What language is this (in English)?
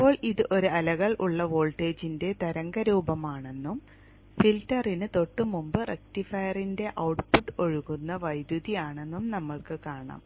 Malayalam